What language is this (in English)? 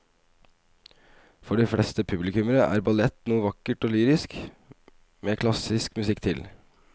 Norwegian